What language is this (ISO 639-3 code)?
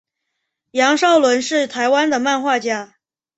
zho